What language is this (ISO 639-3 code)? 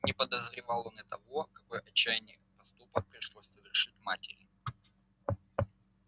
rus